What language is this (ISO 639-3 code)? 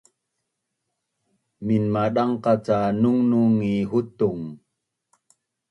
bnn